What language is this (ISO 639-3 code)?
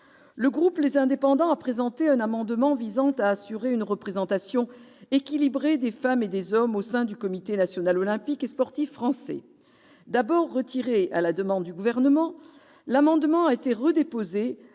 fra